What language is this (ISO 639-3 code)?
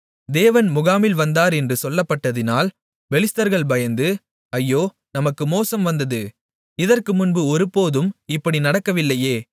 tam